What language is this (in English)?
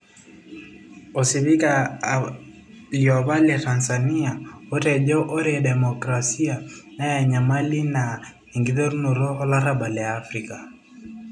Masai